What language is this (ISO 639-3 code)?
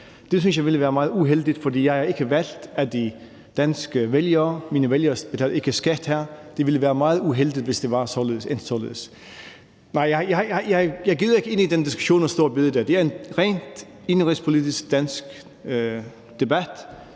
dan